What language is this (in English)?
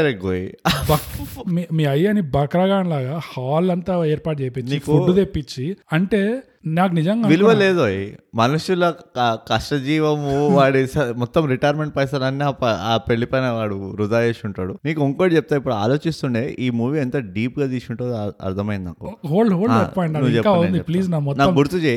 Telugu